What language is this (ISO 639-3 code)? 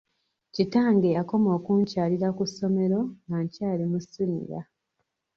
lug